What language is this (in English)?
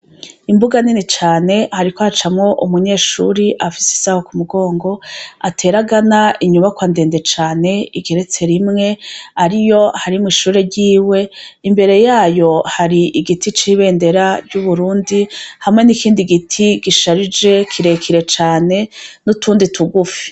Rundi